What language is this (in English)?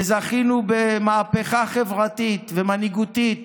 Hebrew